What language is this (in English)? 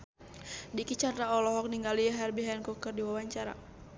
Sundanese